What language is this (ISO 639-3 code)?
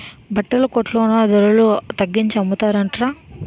tel